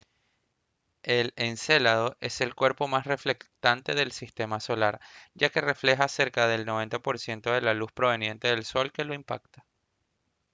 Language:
Spanish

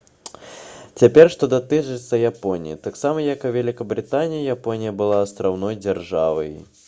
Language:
Belarusian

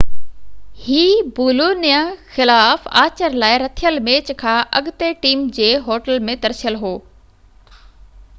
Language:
Sindhi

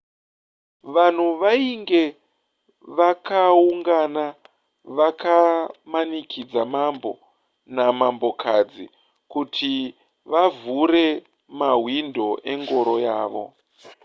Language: Shona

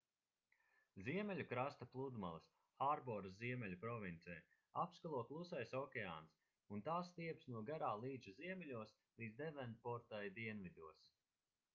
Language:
Latvian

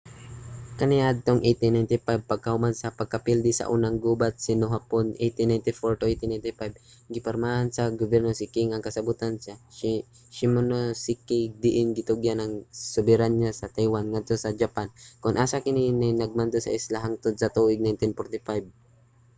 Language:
Cebuano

